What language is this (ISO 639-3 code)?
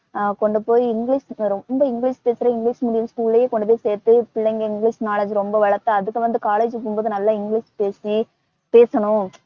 tam